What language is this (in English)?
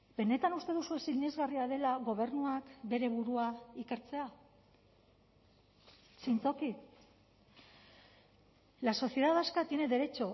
Basque